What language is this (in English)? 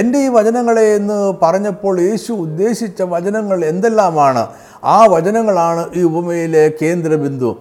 Malayalam